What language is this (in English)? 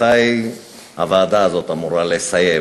Hebrew